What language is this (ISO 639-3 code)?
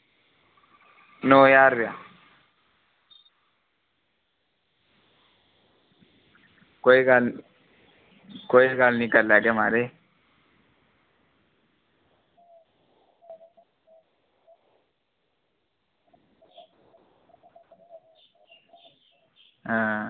doi